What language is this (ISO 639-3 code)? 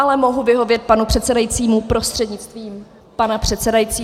ces